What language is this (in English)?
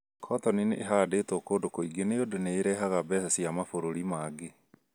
Kikuyu